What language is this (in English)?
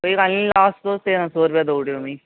Dogri